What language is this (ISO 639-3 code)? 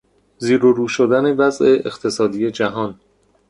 fas